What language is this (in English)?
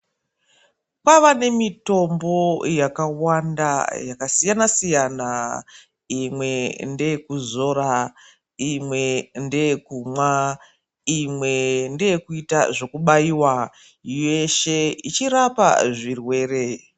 Ndau